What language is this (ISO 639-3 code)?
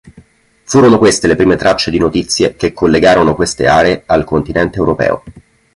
ita